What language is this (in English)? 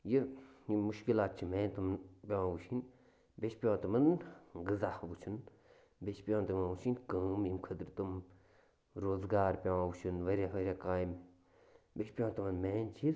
Kashmiri